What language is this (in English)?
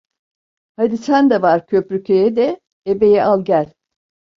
Turkish